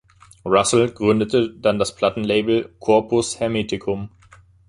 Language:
German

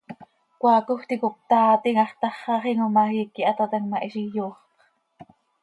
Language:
Seri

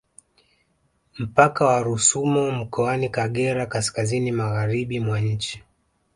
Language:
Swahili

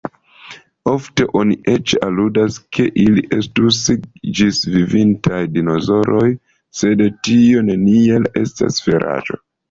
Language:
Esperanto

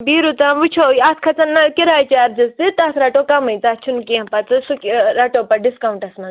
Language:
Kashmiri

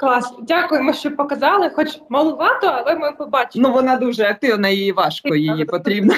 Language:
Ukrainian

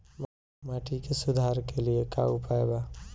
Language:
Bhojpuri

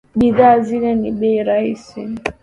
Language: Swahili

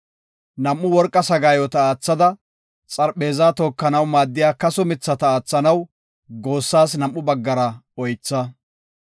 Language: Gofa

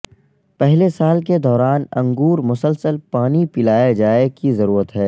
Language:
Urdu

